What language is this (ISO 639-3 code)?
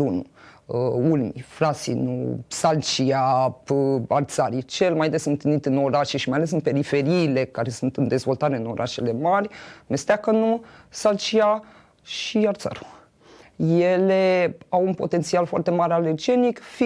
ron